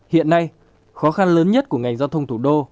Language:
Vietnamese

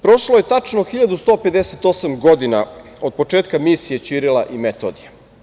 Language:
Serbian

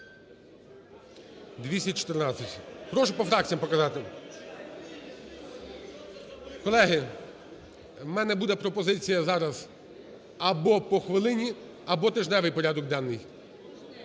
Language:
Ukrainian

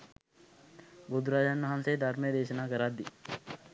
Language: Sinhala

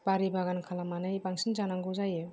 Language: Bodo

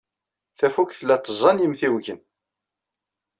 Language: Kabyle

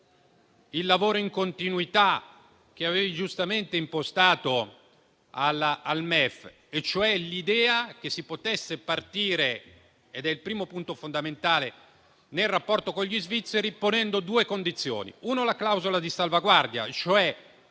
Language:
Italian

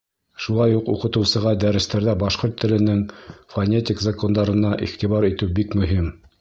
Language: Bashkir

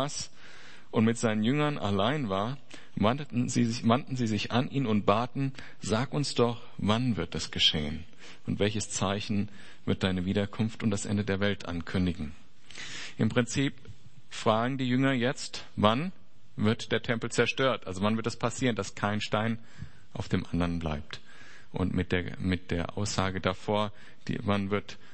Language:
German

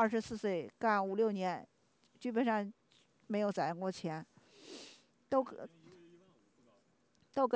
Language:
Chinese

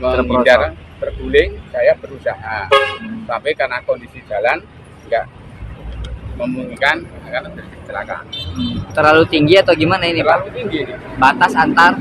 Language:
Indonesian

